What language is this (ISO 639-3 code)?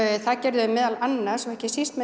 isl